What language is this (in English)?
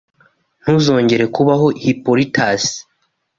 Kinyarwanda